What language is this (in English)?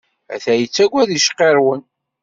Kabyle